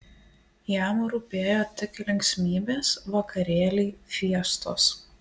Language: Lithuanian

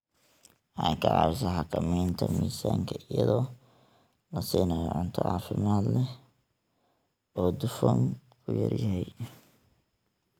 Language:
Somali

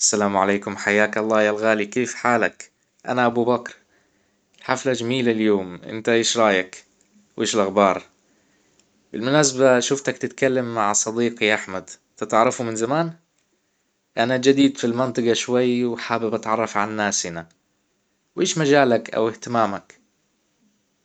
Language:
Hijazi Arabic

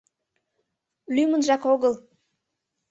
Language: Mari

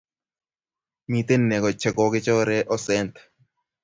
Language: Kalenjin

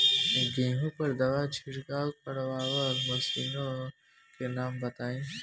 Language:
Bhojpuri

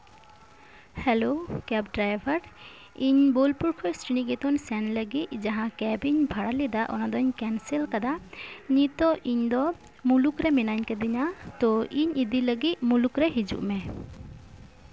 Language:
Santali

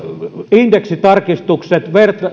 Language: Finnish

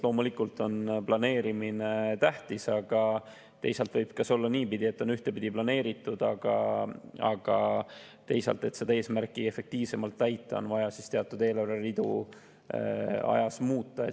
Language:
Estonian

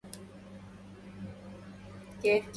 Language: Arabic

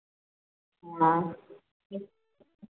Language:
Maithili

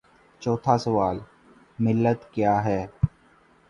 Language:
Urdu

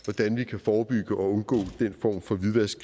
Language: Danish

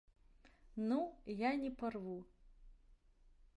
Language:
Belarusian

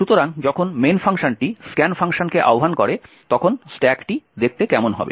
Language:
Bangla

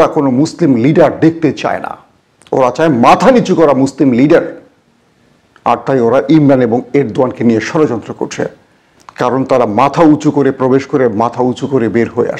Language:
English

